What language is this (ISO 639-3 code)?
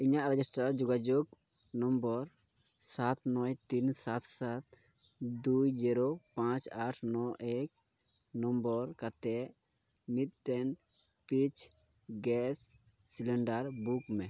sat